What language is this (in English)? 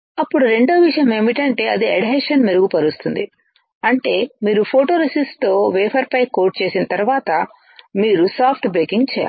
Telugu